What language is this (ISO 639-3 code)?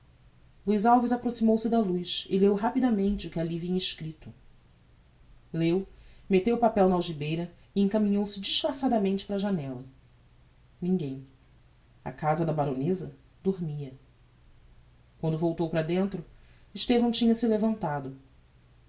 por